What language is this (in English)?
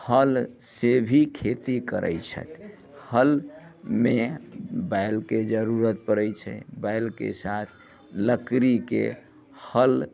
Maithili